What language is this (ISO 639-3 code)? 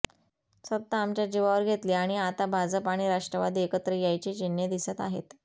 mar